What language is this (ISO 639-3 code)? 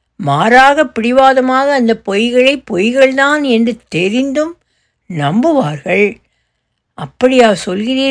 tam